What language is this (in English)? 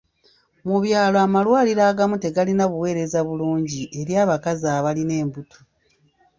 Ganda